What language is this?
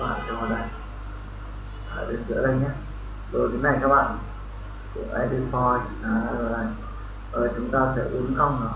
Vietnamese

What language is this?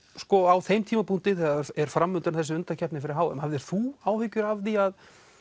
Icelandic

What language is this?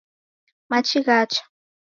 Taita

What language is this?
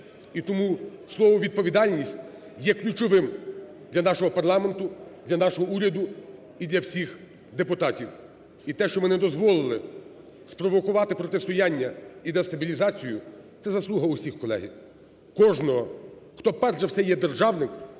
Ukrainian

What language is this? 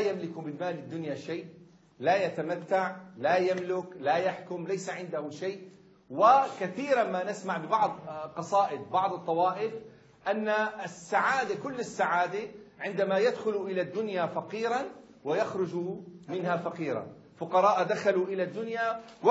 Arabic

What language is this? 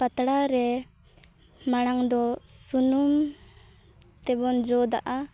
Santali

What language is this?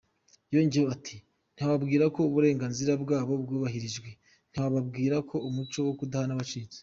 Kinyarwanda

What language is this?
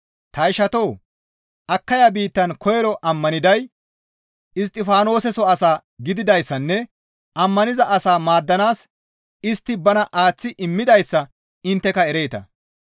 Gamo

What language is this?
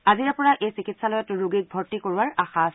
Assamese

